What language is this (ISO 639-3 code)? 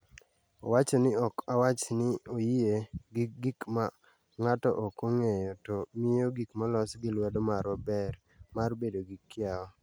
luo